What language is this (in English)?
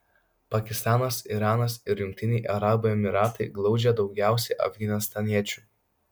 Lithuanian